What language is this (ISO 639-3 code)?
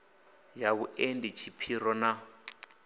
ven